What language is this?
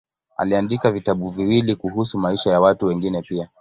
Swahili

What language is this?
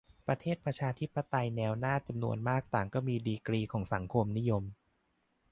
Thai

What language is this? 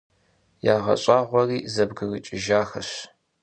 Kabardian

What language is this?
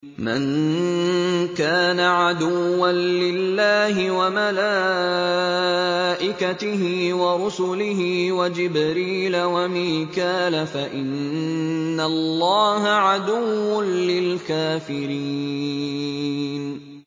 Arabic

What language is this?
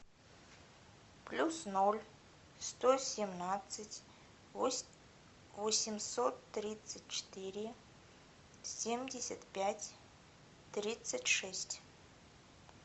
Russian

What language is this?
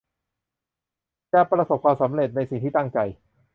Thai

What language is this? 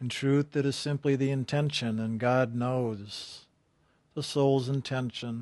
English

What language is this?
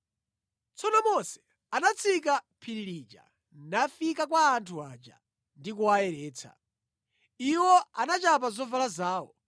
Nyanja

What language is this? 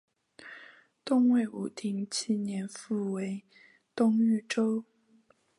Chinese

